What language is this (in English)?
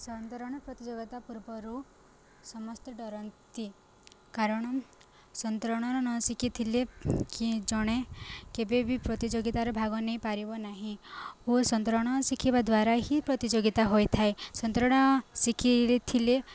Odia